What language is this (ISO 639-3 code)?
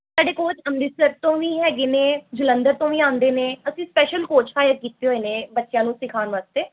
pan